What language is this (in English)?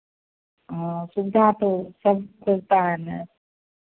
Hindi